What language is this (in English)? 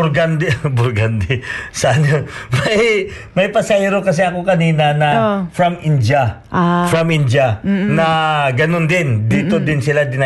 Filipino